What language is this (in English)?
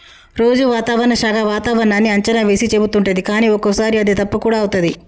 Telugu